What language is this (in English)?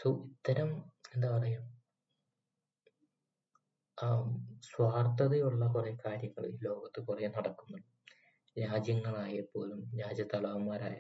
Malayalam